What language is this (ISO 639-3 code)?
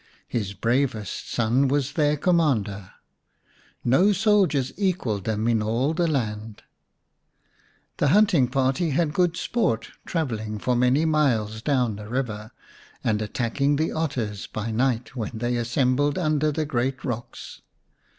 eng